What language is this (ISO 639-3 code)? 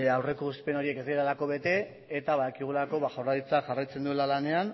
eus